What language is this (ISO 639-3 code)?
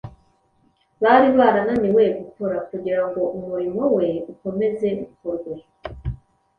kin